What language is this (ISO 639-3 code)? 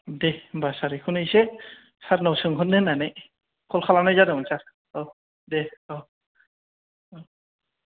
brx